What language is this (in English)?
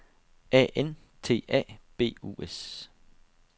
Danish